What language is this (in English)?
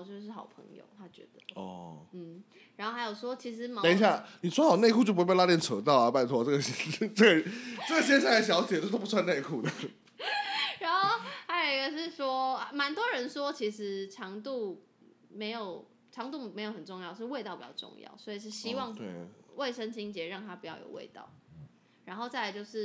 Chinese